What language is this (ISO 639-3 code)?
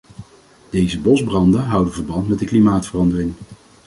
nld